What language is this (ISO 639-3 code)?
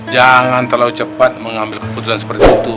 ind